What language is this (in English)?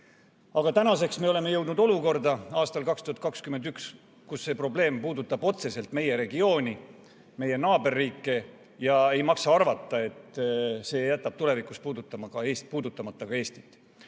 Estonian